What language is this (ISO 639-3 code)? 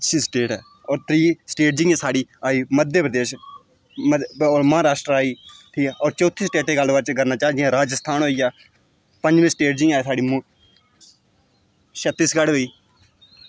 doi